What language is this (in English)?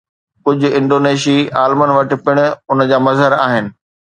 Sindhi